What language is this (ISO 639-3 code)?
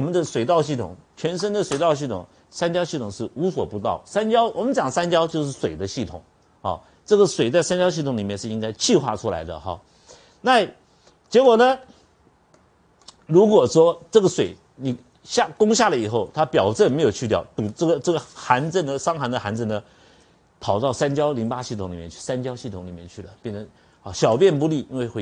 zho